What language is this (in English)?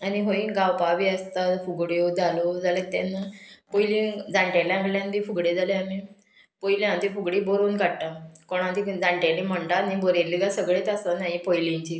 Konkani